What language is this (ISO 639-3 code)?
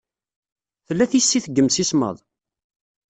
kab